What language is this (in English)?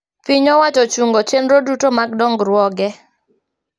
Luo (Kenya and Tanzania)